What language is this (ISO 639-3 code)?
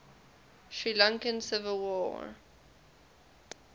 eng